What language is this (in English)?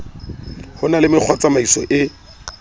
Southern Sotho